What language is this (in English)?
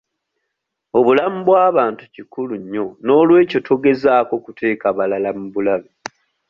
Ganda